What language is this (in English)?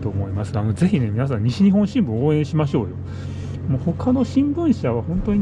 Japanese